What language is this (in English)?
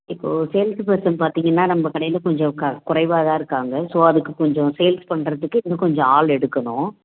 Tamil